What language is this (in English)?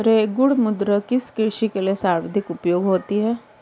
Hindi